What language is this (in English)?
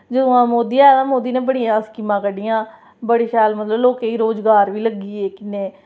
Dogri